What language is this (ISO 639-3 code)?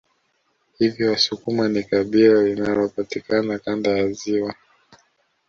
swa